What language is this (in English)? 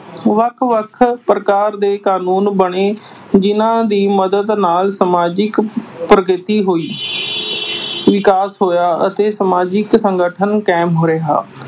Punjabi